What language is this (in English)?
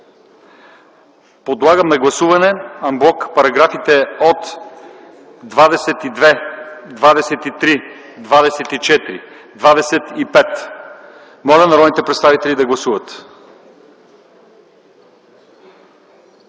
Bulgarian